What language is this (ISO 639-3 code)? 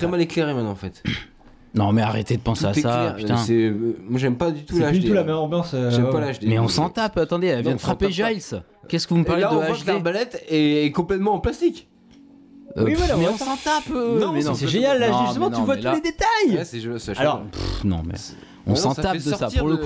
fra